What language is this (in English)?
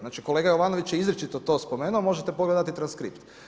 Croatian